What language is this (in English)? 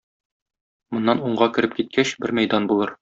Tatar